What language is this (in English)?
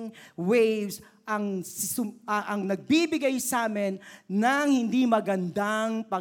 Filipino